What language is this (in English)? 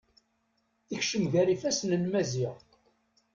Kabyle